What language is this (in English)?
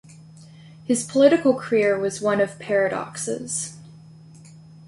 English